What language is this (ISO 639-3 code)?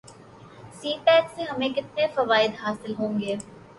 urd